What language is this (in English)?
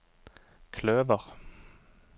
Norwegian